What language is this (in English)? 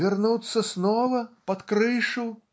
Russian